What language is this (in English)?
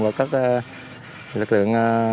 Vietnamese